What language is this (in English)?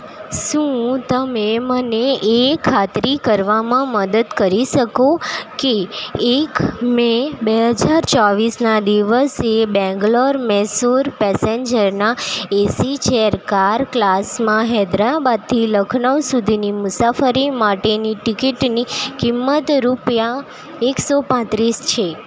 Gujarati